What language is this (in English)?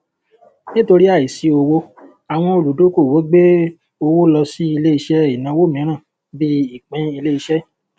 Yoruba